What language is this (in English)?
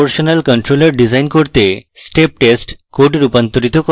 Bangla